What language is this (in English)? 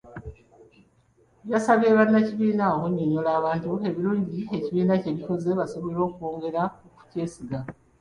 Ganda